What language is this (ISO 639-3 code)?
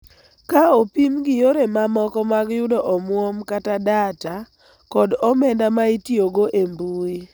luo